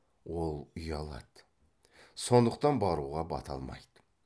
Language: Kazakh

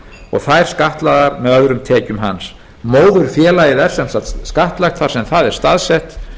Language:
Icelandic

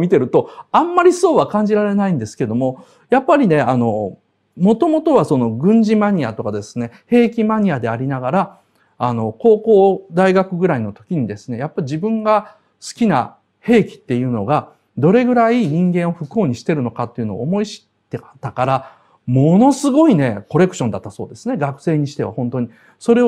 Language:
Japanese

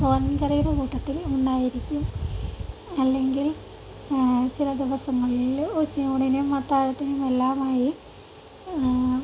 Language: Malayalam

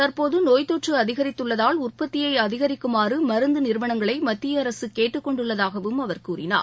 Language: Tamil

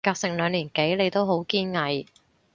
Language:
Cantonese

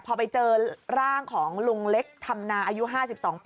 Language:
Thai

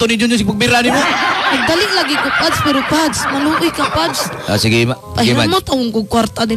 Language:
Filipino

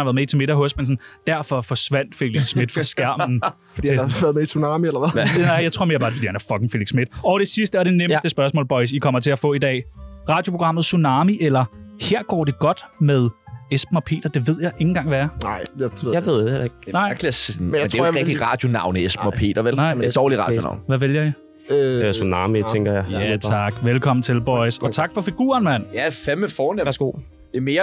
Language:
Danish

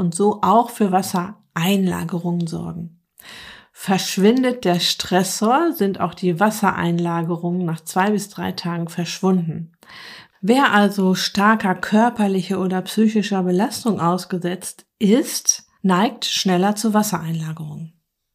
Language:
German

